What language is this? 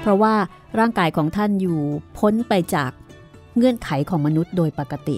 Thai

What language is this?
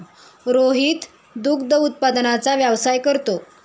Marathi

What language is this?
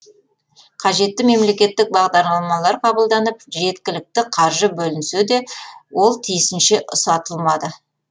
Kazakh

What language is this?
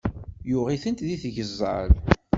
Kabyle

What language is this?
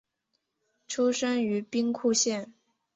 Chinese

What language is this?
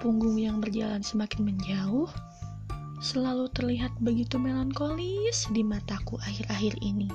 Indonesian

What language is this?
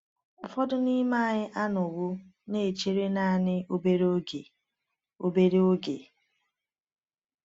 Igbo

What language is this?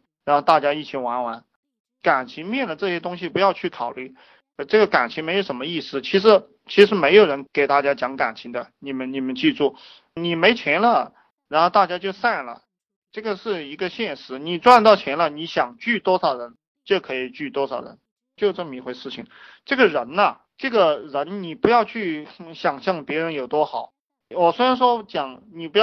Chinese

